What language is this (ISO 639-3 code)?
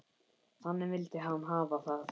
isl